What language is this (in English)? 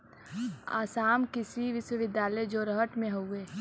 Bhojpuri